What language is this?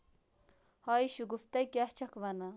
Kashmiri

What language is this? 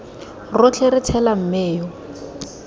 Tswana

